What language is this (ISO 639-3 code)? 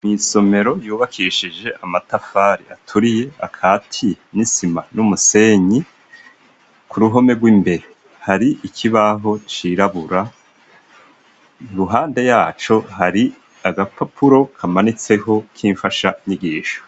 run